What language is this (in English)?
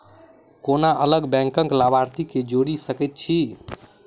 Maithili